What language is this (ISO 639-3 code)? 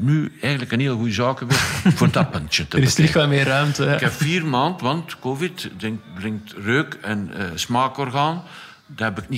nld